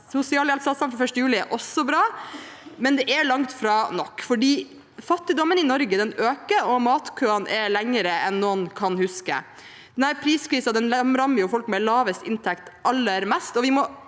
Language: Norwegian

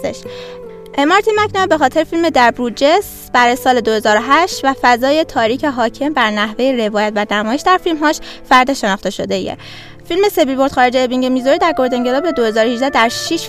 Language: Persian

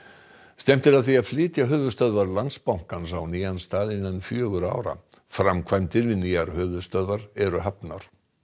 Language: Icelandic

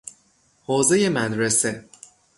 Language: Persian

